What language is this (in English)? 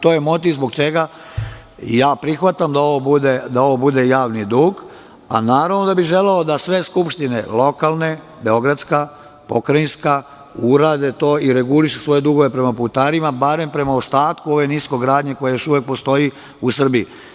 Serbian